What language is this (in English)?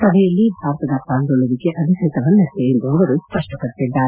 Kannada